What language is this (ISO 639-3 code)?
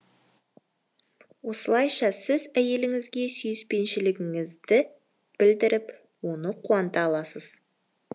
kaz